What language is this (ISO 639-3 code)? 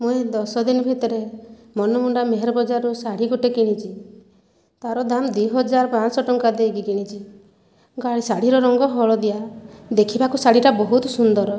ori